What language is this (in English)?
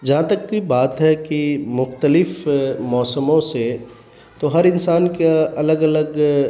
Urdu